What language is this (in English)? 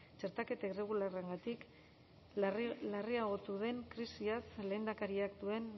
Basque